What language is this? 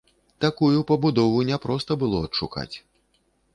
Belarusian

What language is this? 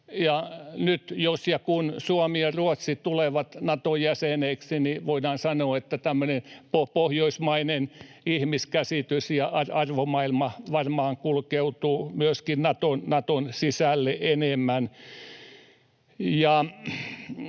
Finnish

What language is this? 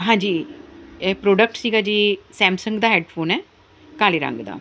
Punjabi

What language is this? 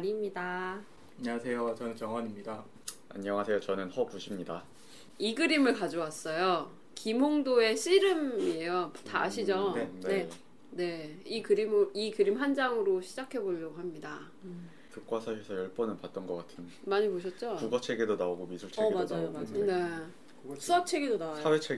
Korean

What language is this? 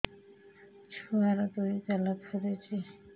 Odia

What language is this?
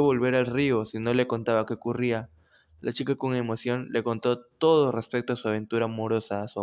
Spanish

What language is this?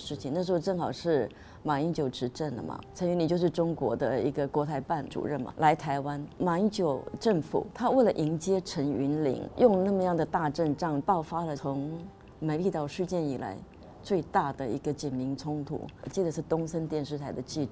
Chinese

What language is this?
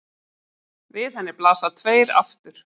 Icelandic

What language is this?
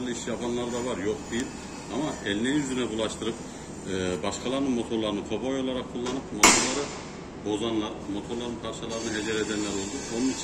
Turkish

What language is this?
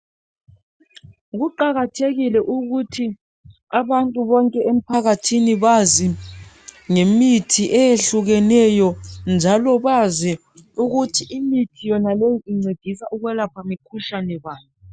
North Ndebele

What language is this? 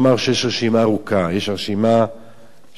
Hebrew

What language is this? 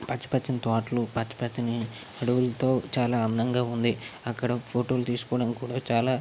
Telugu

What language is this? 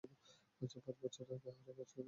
Bangla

